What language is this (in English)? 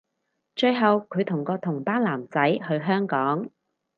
Cantonese